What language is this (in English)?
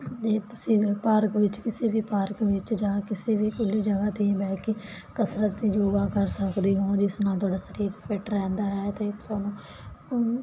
Punjabi